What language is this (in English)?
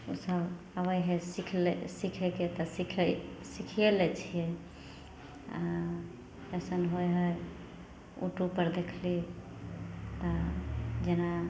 Maithili